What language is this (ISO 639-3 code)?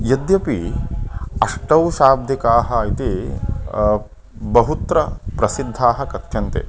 san